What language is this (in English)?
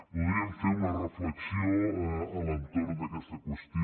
Catalan